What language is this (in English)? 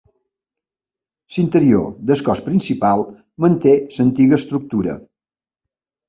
Catalan